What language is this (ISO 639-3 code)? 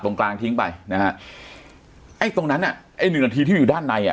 tha